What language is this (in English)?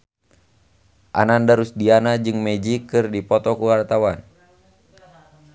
Sundanese